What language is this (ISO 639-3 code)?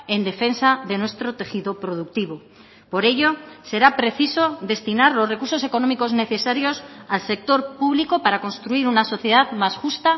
spa